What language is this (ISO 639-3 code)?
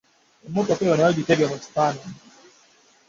lug